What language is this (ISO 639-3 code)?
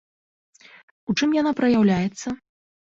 bel